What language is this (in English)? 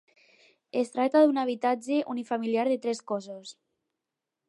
Catalan